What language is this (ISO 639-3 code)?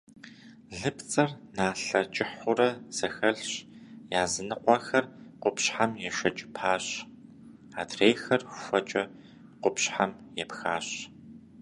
kbd